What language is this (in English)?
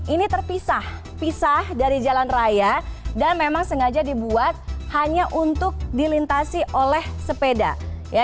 Indonesian